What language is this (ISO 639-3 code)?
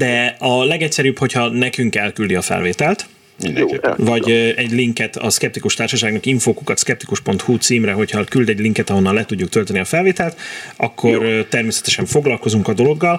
hun